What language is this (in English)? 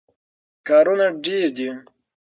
Pashto